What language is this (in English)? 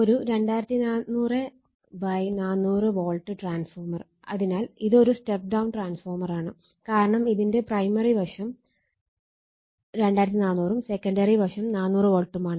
Malayalam